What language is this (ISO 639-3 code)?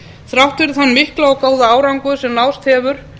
isl